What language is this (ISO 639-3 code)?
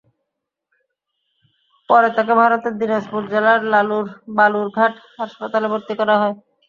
ben